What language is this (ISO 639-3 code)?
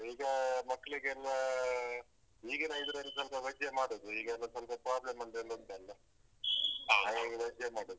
kan